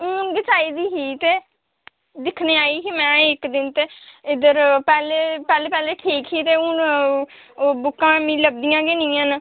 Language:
Dogri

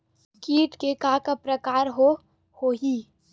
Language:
Chhattisgarhi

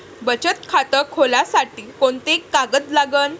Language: Marathi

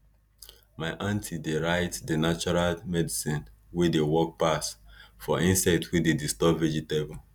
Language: Nigerian Pidgin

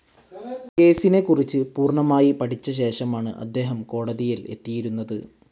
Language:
Malayalam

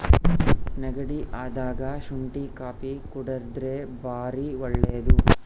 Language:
Kannada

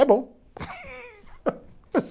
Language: Portuguese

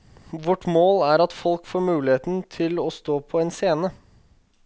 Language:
Norwegian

